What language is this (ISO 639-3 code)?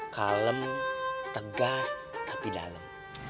ind